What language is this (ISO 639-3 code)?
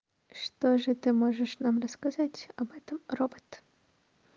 rus